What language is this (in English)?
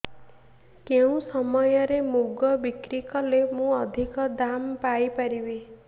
Odia